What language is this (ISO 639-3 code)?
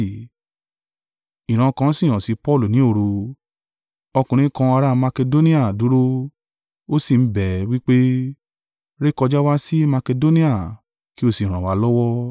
yor